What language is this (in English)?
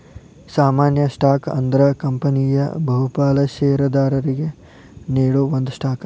Kannada